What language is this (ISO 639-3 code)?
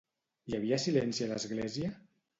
cat